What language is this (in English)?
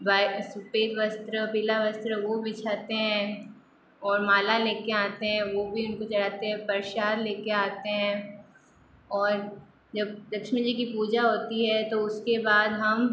Hindi